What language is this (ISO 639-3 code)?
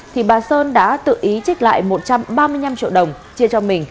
vie